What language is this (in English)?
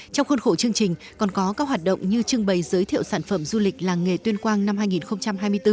Vietnamese